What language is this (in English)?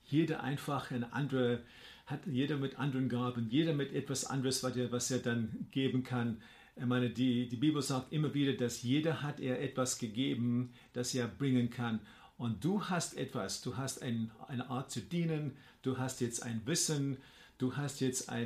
German